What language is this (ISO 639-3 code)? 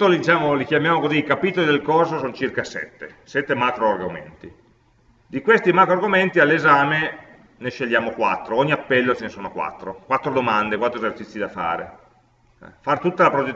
ita